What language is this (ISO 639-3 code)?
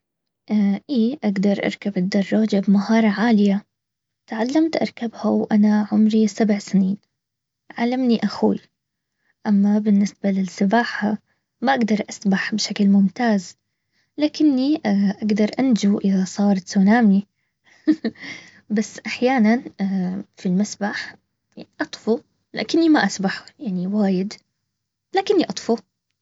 abv